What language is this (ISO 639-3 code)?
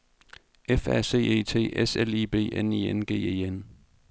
dan